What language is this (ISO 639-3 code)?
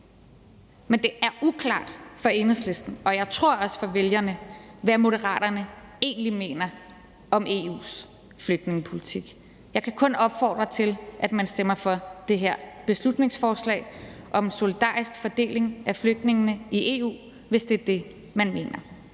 dan